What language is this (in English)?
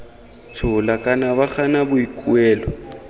Tswana